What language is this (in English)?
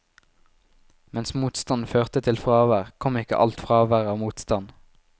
Norwegian